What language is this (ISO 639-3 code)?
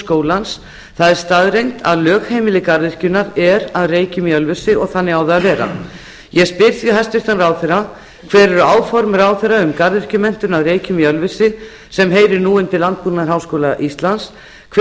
isl